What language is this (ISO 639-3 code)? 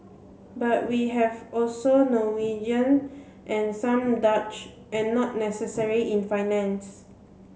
eng